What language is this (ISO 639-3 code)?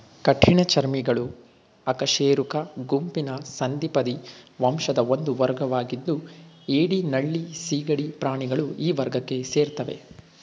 kan